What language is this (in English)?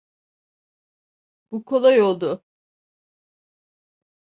Turkish